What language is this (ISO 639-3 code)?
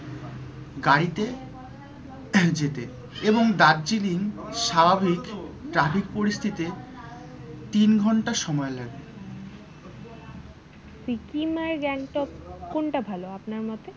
ben